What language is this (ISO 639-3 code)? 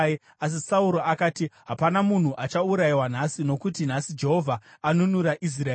sna